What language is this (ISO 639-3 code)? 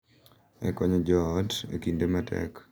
luo